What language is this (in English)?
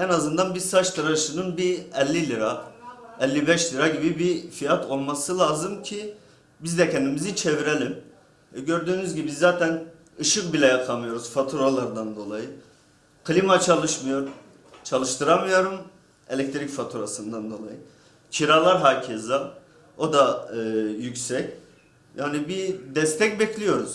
Turkish